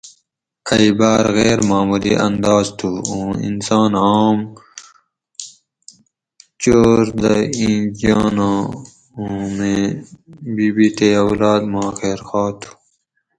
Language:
Gawri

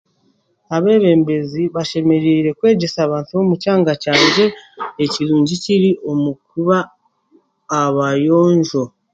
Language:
Chiga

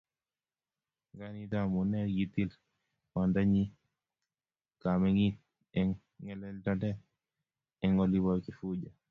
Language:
Kalenjin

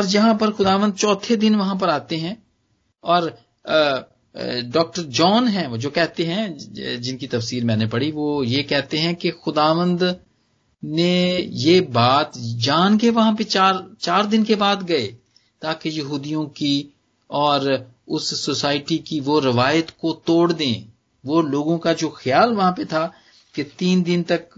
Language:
Punjabi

